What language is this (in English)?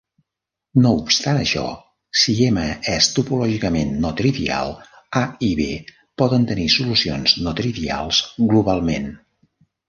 Catalan